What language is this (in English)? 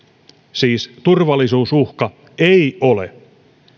Finnish